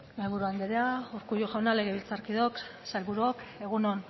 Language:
Basque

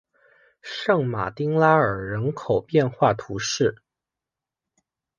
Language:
Chinese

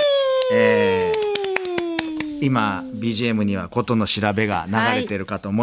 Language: Japanese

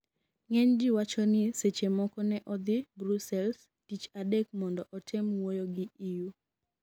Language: Luo (Kenya and Tanzania)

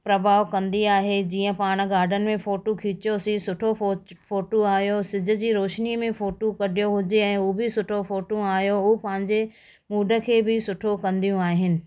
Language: Sindhi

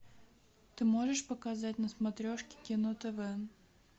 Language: Russian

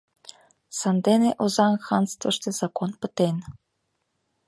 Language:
Mari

